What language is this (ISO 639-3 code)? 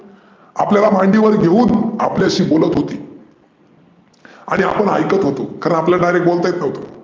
mar